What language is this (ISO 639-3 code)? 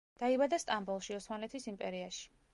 kat